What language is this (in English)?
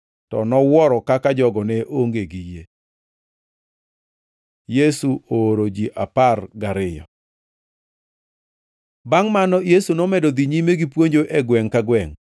Luo (Kenya and Tanzania)